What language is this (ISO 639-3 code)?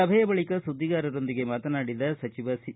kan